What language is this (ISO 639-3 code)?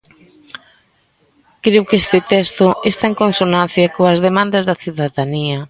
glg